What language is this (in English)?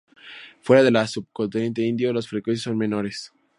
Spanish